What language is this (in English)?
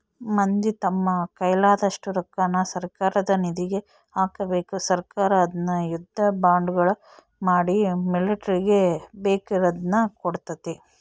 Kannada